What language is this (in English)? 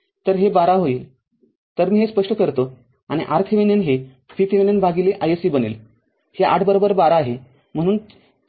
Marathi